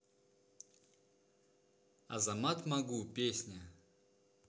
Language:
Russian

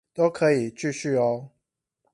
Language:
Chinese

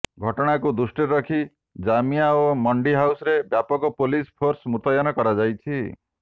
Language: Odia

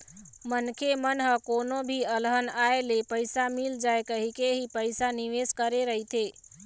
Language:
Chhattisgarhi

